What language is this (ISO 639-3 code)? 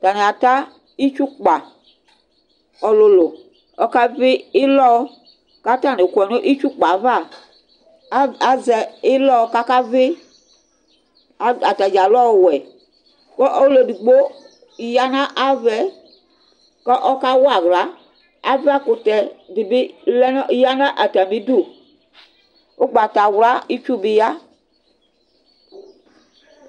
kpo